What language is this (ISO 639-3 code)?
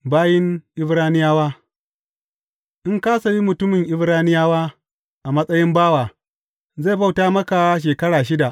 hau